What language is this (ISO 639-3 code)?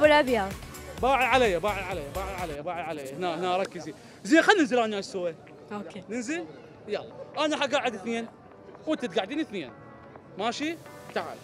ara